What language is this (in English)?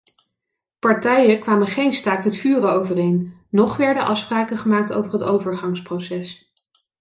Dutch